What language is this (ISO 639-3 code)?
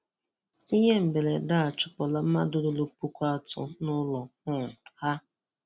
ibo